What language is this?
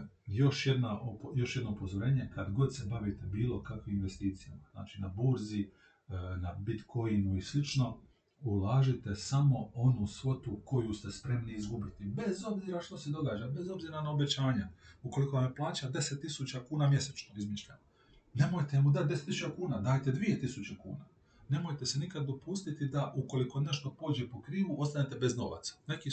Croatian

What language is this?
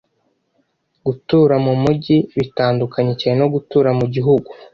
Kinyarwanda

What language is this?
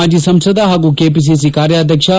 Kannada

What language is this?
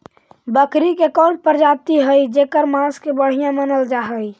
Magahi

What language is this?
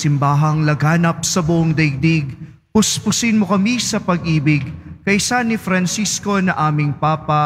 Filipino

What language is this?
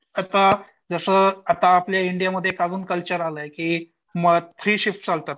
Marathi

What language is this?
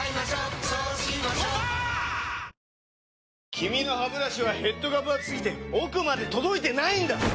Japanese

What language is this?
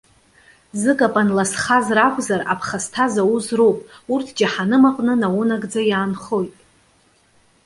Abkhazian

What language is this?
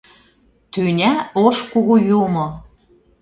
Mari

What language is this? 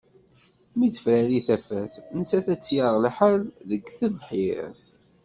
Kabyle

